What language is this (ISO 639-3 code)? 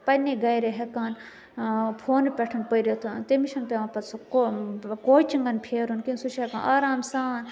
kas